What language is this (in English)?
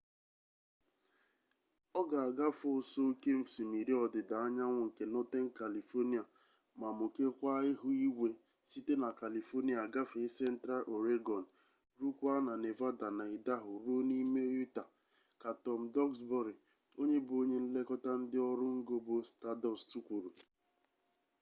Igbo